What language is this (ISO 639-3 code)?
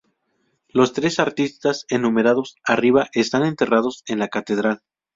spa